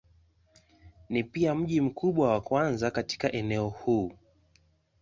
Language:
Swahili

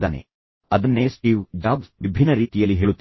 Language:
Kannada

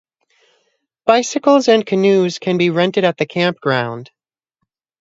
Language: English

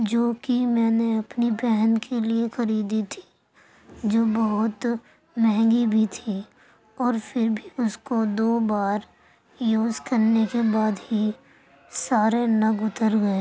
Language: Urdu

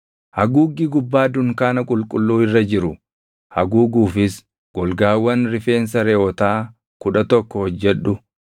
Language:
Oromo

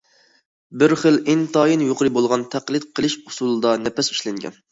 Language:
Uyghur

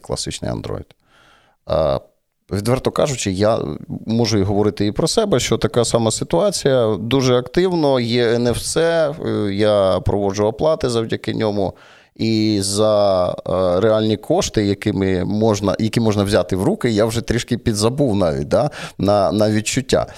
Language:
Ukrainian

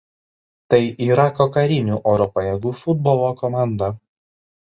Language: Lithuanian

